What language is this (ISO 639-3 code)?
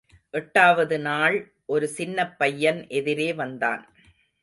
tam